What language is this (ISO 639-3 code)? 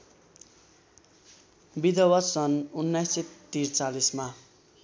nep